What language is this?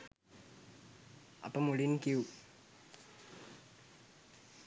Sinhala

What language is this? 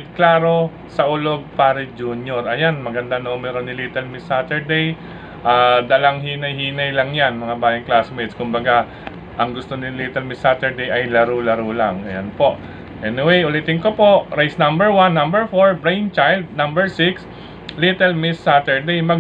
Filipino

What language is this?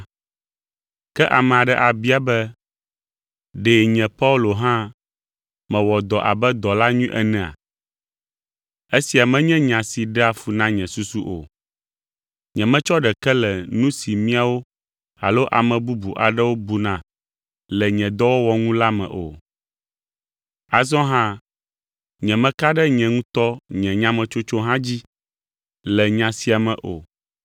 Ewe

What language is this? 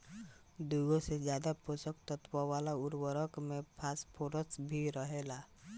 Bhojpuri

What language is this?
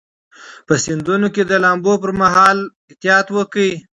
Pashto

